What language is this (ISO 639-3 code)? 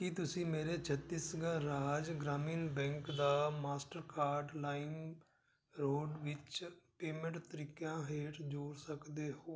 pan